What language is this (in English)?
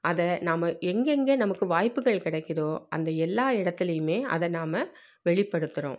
Tamil